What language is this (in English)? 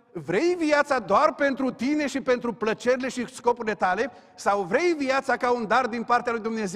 Romanian